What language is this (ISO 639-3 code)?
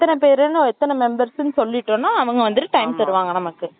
tam